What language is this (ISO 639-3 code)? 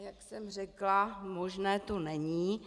ces